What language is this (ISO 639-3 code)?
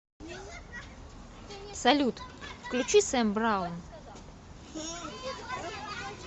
rus